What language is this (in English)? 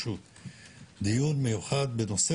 Hebrew